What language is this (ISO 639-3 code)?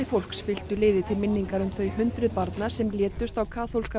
isl